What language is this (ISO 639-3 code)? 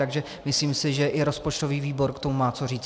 ces